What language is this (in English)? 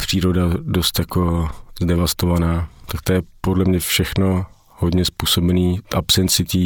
Czech